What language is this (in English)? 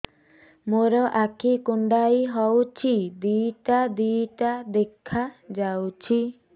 Odia